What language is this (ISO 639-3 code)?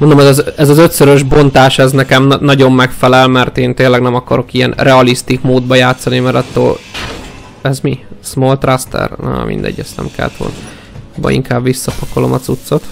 hun